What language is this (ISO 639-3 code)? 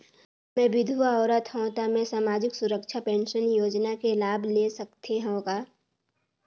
hne